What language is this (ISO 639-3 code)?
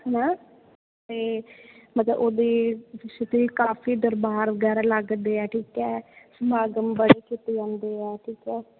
pan